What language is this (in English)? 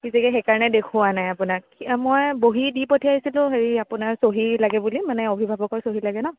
Assamese